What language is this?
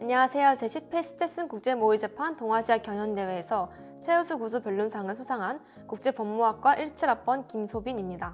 Korean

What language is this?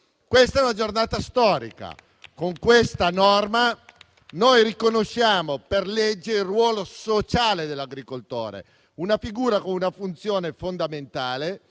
Italian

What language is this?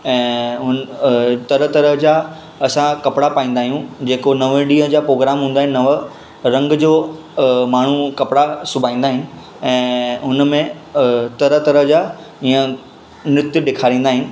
Sindhi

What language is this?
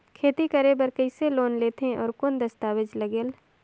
Chhattisgarhi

